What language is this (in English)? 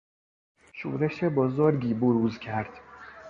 Persian